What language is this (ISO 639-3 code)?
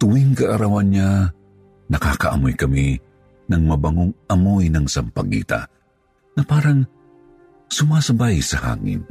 fil